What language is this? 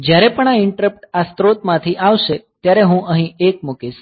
Gujarati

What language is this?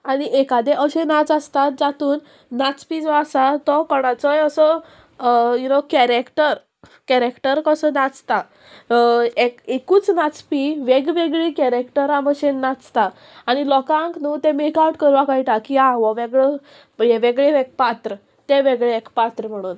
Konkani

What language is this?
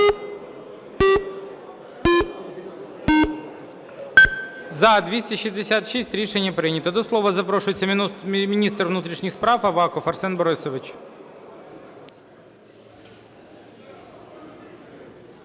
Ukrainian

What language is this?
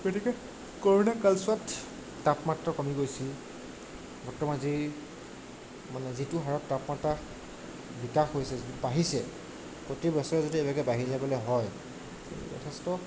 Assamese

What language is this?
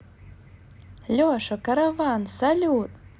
Russian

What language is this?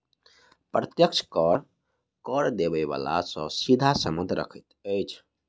Maithili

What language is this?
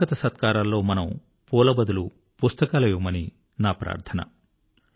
Telugu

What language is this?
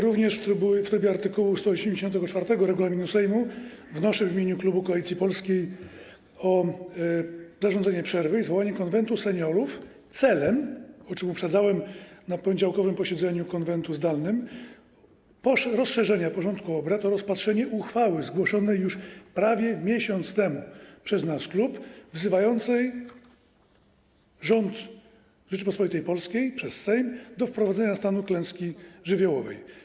Polish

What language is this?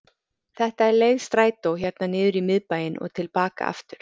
Icelandic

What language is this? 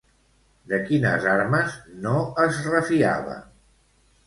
Catalan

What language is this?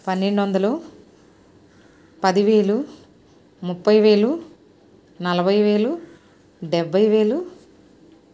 Telugu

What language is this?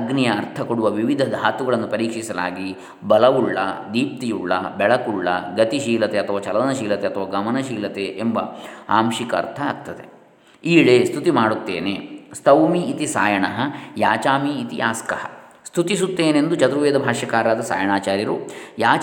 Kannada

